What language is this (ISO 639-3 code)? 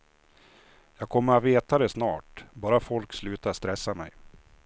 swe